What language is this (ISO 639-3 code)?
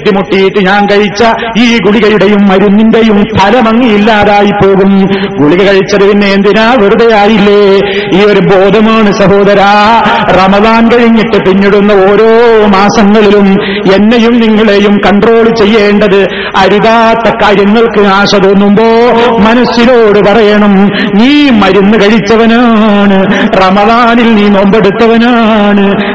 mal